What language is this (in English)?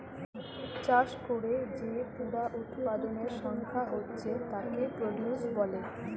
Bangla